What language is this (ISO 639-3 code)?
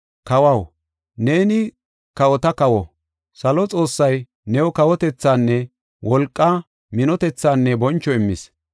gof